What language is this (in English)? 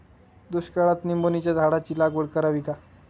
Marathi